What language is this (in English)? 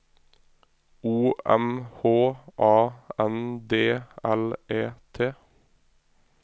Norwegian